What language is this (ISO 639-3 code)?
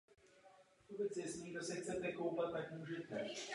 ces